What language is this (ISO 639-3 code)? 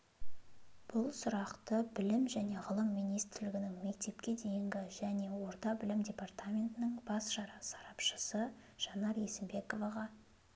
kaz